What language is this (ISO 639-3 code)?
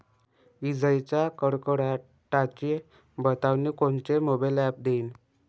mar